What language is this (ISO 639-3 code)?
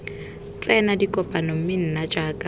tsn